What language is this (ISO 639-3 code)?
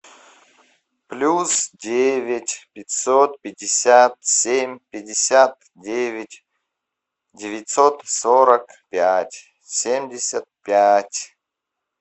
rus